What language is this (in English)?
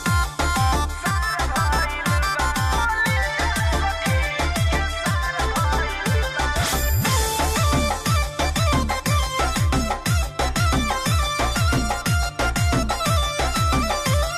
Russian